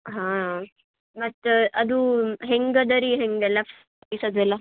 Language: Kannada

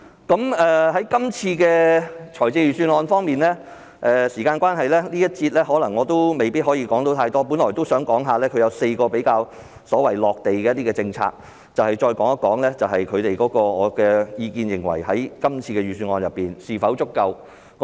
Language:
Cantonese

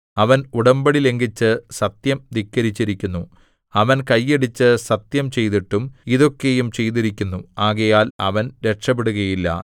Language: Malayalam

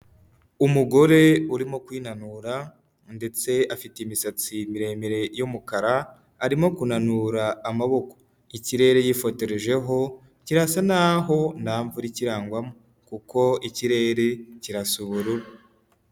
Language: Kinyarwanda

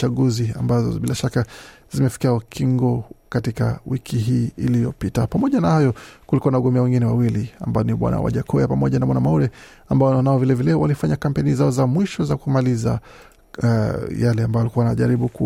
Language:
Swahili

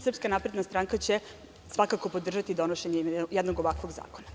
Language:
Serbian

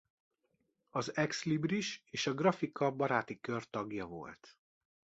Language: Hungarian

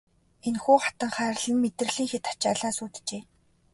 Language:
Mongolian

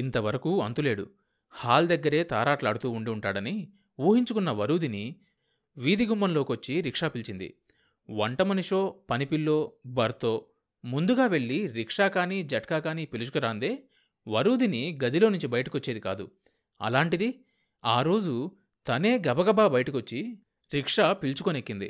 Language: Telugu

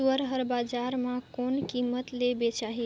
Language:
Chhattisgarhi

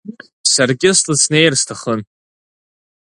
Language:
Abkhazian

